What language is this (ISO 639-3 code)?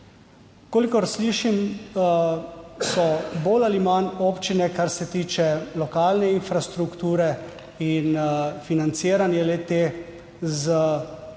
slv